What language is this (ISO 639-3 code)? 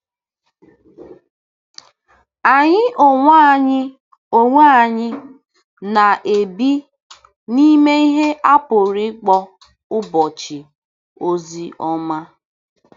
ibo